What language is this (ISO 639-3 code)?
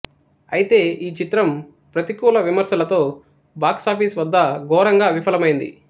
tel